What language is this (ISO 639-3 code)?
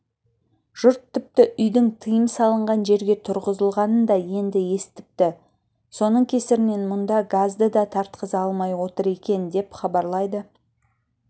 kaz